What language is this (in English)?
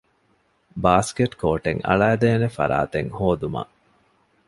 Divehi